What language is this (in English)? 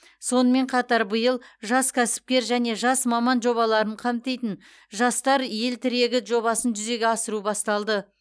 Kazakh